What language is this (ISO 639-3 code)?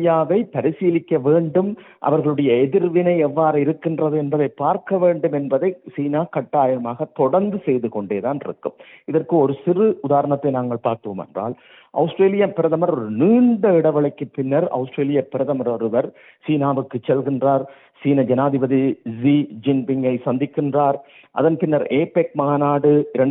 tam